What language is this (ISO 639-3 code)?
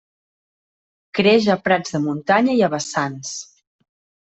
cat